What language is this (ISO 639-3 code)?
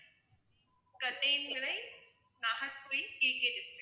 tam